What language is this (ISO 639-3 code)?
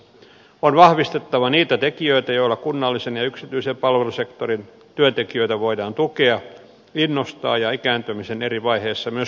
fin